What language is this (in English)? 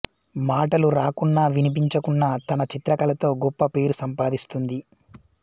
Telugu